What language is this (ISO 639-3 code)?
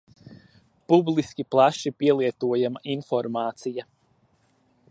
lav